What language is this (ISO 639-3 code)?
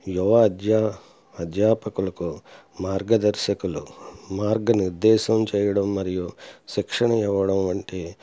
tel